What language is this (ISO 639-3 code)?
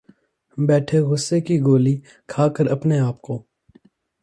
urd